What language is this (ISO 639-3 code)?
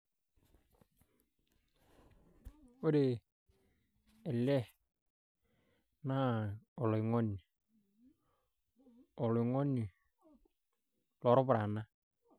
mas